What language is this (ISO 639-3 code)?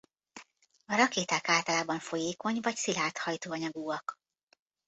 hun